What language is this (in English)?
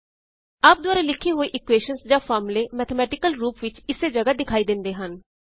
Punjabi